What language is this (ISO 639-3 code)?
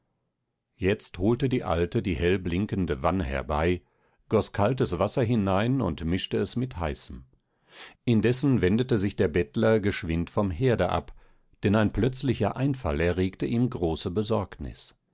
deu